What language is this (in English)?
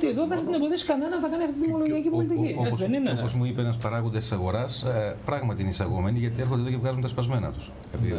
Greek